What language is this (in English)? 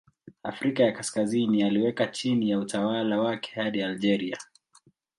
Swahili